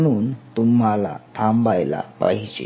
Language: Marathi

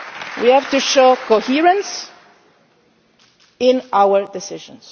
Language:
English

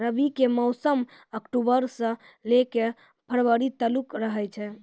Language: Maithili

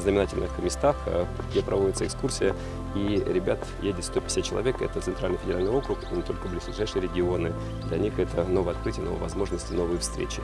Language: Russian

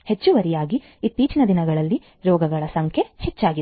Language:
Kannada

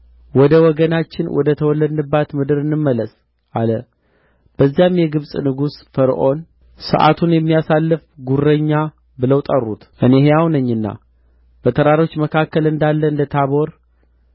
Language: Amharic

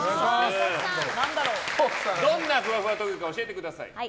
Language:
Japanese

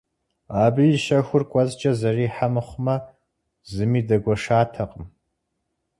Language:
Kabardian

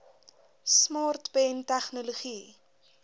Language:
Afrikaans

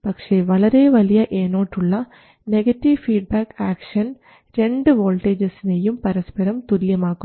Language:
Malayalam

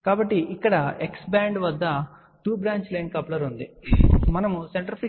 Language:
Telugu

